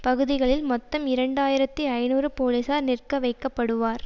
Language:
Tamil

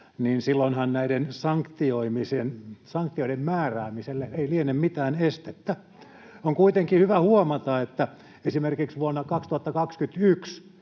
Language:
Finnish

